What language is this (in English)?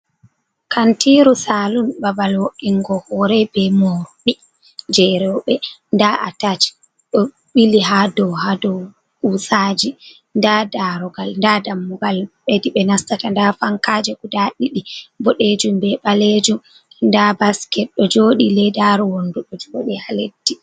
Fula